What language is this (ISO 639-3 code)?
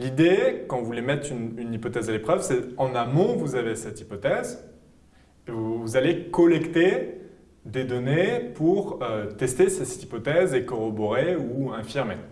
fra